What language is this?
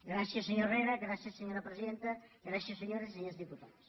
Catalan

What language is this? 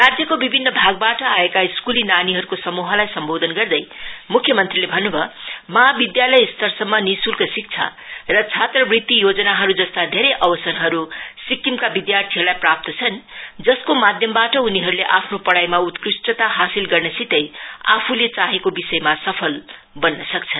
Nepali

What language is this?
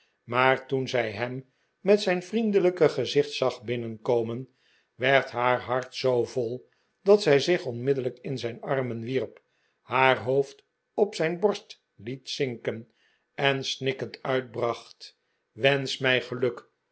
Dutch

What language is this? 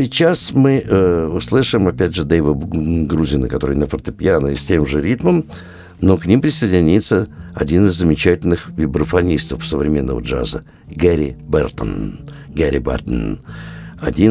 Russian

